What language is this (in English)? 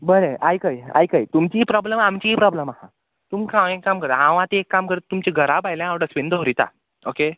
Konkani